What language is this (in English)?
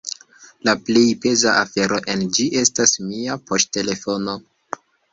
Esperanto